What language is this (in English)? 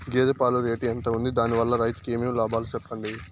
Telugu